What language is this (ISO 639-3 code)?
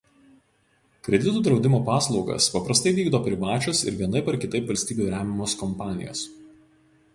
lit